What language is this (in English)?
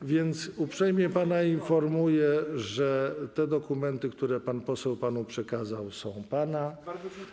Polish